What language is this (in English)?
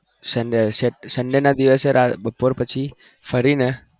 Gujarati